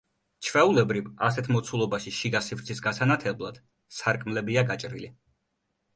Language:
Georgian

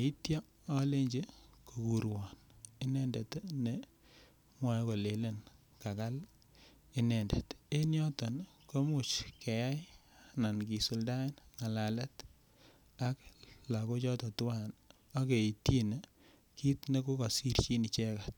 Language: Kalenjin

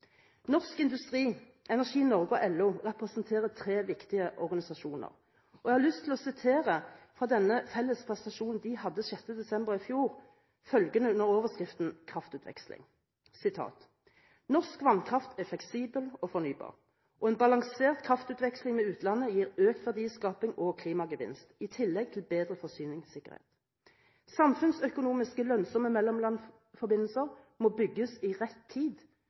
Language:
Norwegian Bokmål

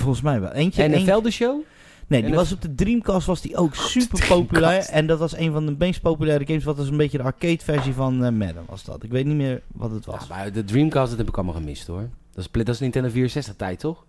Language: Dutch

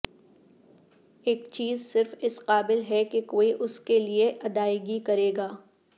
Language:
Urdu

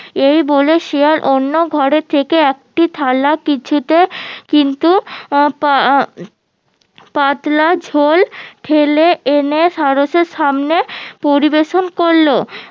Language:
Bangla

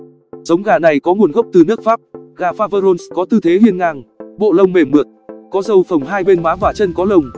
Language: Vietnamese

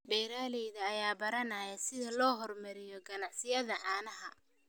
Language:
Somali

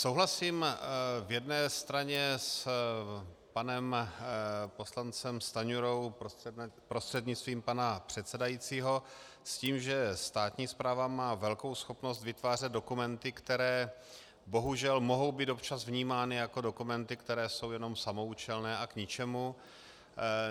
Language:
Czech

